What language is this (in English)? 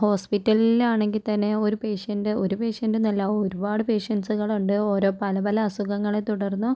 Malayalam